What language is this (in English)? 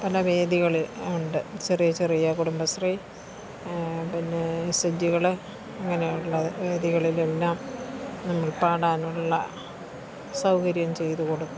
Malayalam